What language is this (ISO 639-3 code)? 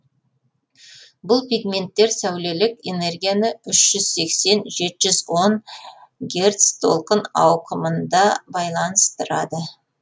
kaz